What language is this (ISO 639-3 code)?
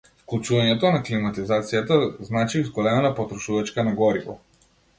mkd